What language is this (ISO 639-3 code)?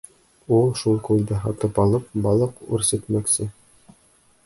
bak